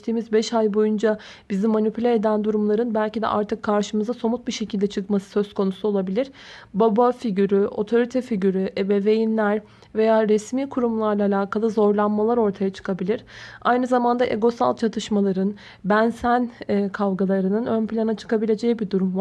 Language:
Turkish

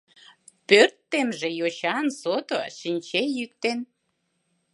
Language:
Mari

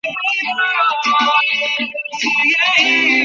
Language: Bangla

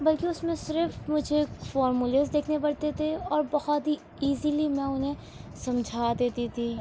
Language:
Urdu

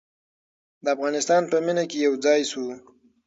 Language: Pashto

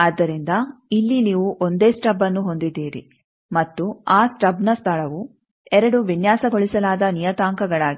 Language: Kannada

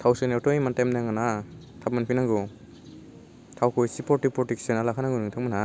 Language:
Bodo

